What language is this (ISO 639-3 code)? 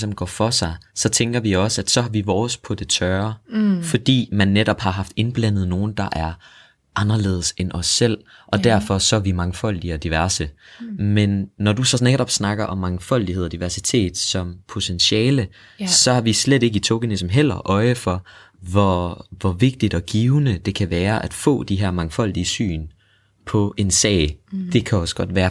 dan